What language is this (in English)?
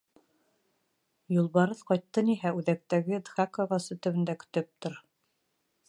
Bashkir